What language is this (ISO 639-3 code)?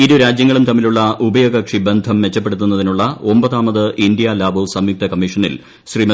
mal